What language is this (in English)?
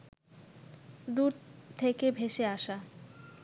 Bangla